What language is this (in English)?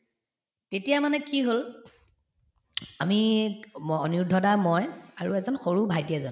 Assamese